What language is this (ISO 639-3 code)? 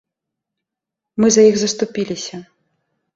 bel